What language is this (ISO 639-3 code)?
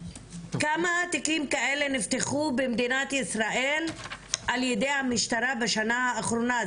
heb